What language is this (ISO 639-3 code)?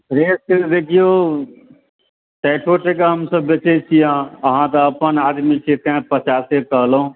mai